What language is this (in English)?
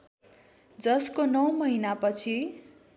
Nepali